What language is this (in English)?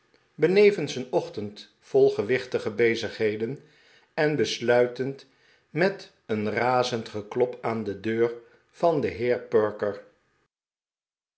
Dutch